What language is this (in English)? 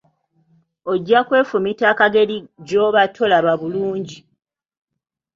Ganda